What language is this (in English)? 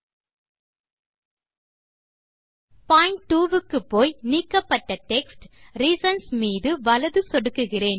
Tamil